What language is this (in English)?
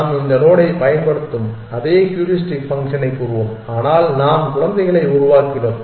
Tamil